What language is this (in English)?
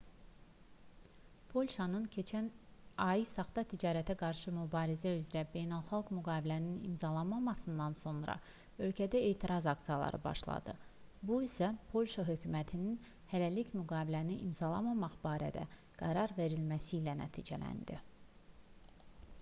Azerbaijani